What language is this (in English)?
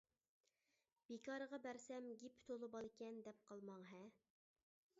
Uyghur